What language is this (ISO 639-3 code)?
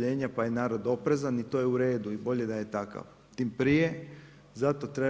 hrv